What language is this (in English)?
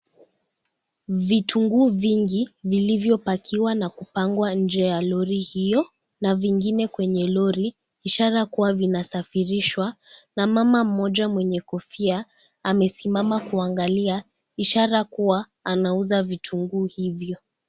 Swahili